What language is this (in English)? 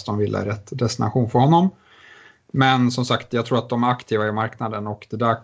Swedish